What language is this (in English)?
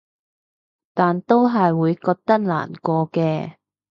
Cantonese